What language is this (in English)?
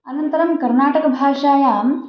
Sanskrit